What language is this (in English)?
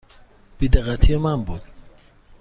Persian